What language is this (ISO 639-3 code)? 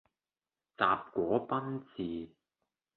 yue